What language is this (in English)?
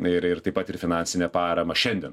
Lithuanian